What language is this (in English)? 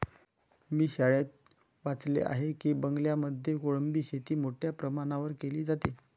Marathi